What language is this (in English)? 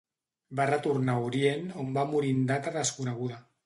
Catalan